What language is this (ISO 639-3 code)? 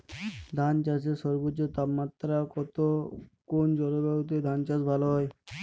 ben